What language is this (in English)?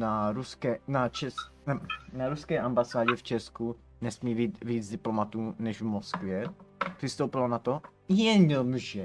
Czech